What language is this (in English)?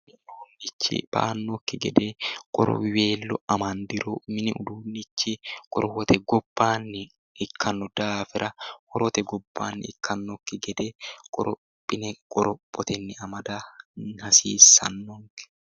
Sidamo